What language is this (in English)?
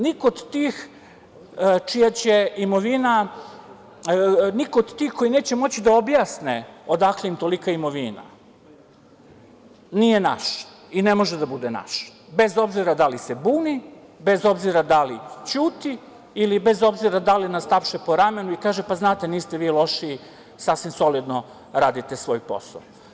Serbian